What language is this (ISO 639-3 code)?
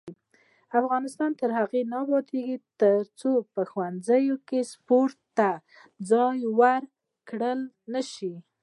pus